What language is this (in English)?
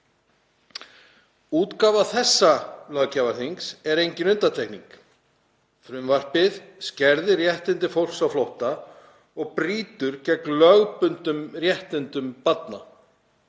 Icelandic